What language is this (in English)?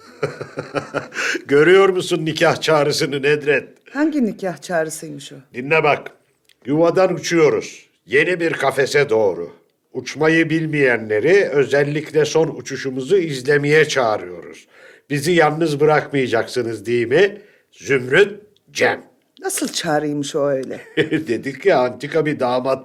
Turkish